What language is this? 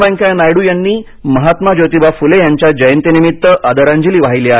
Marathi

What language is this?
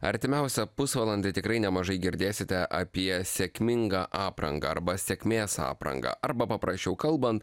Lithuanian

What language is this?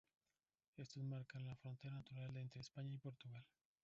Spanish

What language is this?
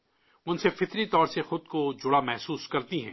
Urdu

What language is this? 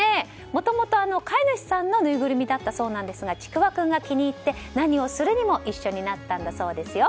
Japanese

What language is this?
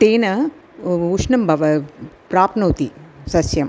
Sanskrit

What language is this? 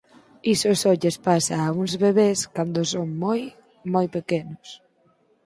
Galician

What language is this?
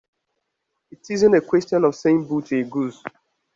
English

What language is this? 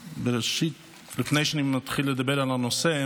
Hebrew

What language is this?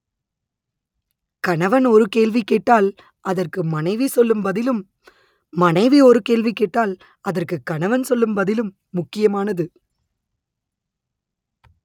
Tamil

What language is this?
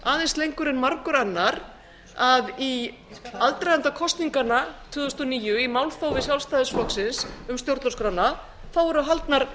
Icelandic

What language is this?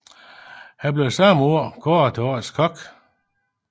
Danish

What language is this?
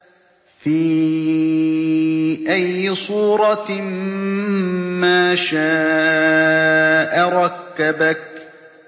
Arabic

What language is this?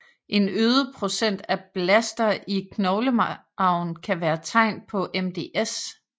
Danish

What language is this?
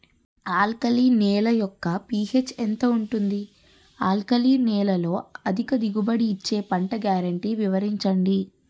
Telugu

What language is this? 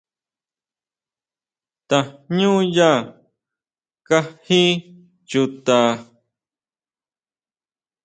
Huautla Mazatec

